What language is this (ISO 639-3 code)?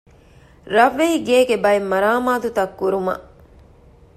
div